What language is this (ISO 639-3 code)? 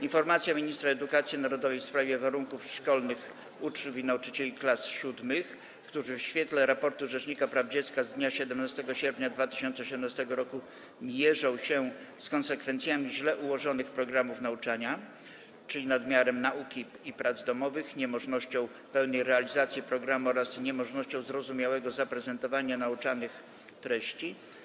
pol